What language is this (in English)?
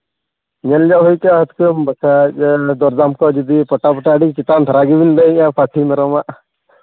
Santali